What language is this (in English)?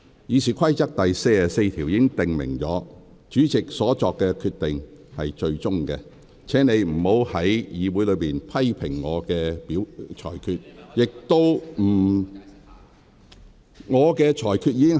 Cantonese